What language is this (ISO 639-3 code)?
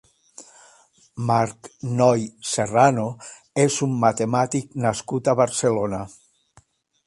cat